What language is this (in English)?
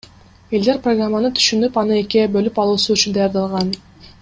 Kyrgyz